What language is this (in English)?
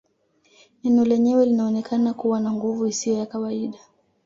Swahili